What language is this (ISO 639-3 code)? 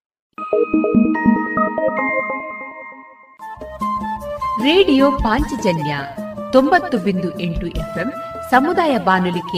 kan